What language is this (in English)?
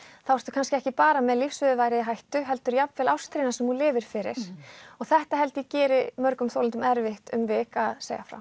Icelandic